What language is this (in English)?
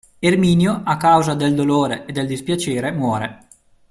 Italian